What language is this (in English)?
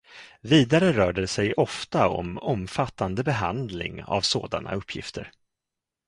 Swedish